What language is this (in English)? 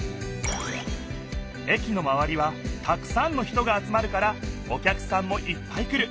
Japanese